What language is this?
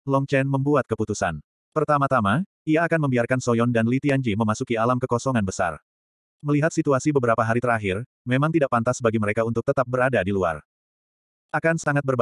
Indonesian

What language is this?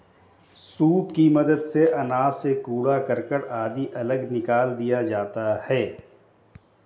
Hindi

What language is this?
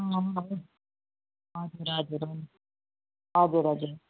Nepali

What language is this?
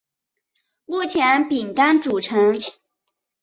Chinese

